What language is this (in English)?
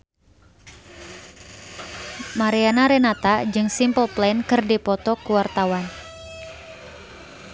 Sundanese